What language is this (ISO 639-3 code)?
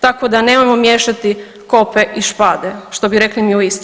hrv